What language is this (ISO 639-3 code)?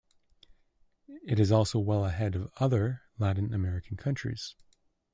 eng